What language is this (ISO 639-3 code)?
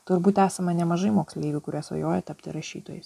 lit